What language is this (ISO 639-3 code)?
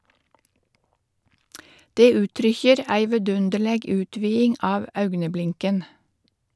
nor